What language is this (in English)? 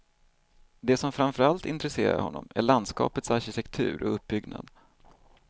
Swedish